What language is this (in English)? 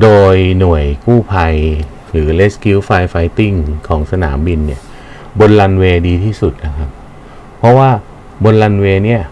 Thai